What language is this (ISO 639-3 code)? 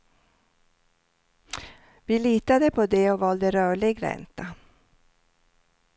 swe